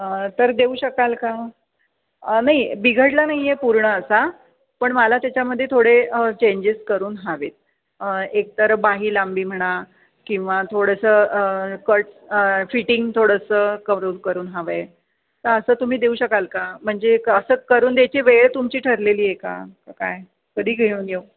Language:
Marathi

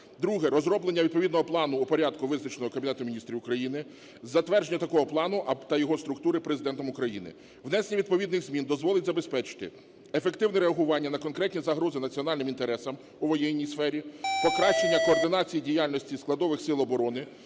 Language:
Ukrainian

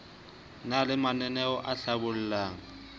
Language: Southern Sotho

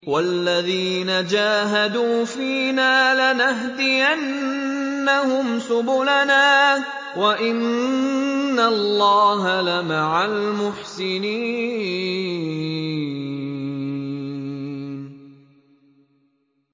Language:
Arabic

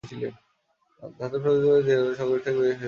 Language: Bangla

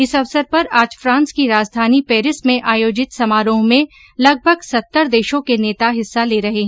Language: Hindi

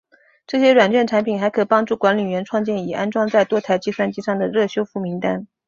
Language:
Chinese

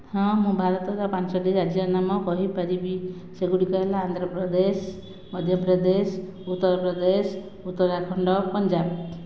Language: Odia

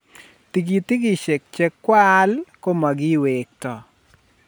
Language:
Kalenjin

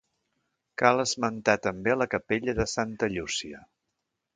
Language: Catalan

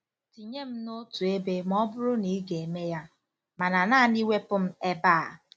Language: Igbo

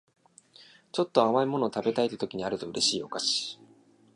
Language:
Japanese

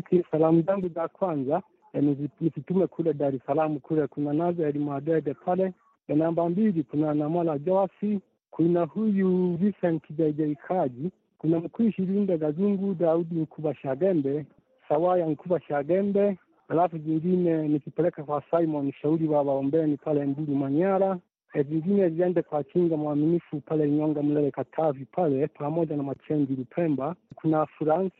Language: Swahili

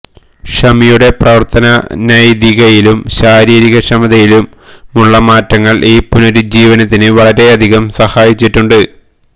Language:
Malayalam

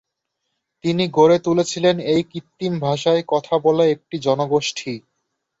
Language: Bangla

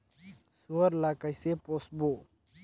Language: Chhattisgarhi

